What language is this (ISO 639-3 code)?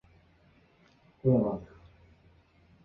zho